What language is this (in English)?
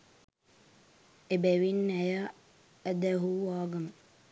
Sinhala